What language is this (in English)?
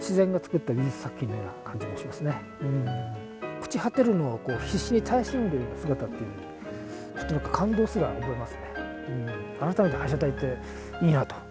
Japanese